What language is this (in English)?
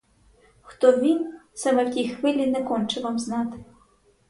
Ukrainian